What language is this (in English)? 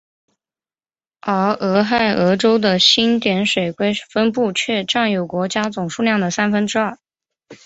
Chinese